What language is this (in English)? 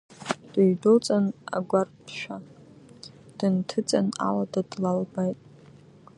Abkhazian